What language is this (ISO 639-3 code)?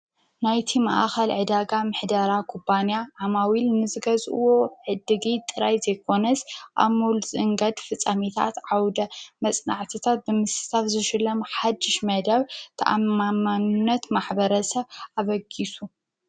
tir